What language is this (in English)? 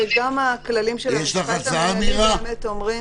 Hebrew